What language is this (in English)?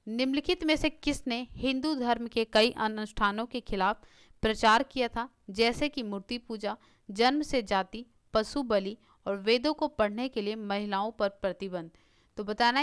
Hindi